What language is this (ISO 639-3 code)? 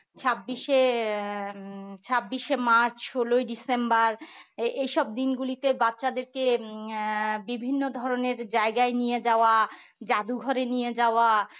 ben